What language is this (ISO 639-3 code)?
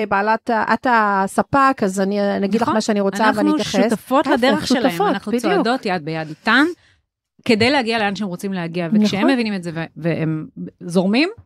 heb